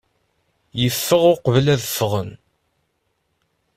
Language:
Kabyle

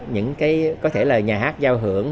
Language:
Vietnamese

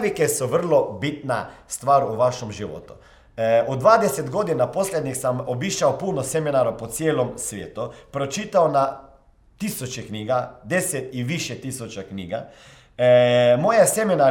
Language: Croatian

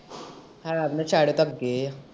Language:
Punjabi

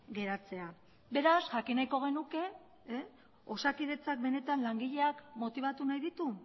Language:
Basque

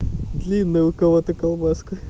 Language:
Russian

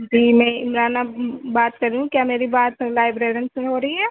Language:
Urdu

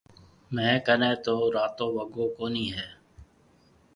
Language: Marwari (Pakistan)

